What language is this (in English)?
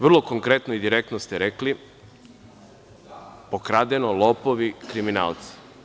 Serbian